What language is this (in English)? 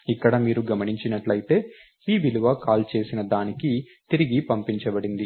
Telugu